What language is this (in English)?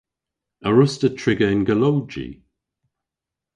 Cornish